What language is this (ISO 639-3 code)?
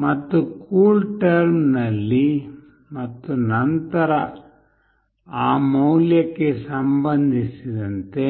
kan